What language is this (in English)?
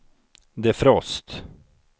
Swedish